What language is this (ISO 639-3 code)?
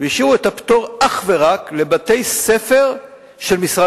heb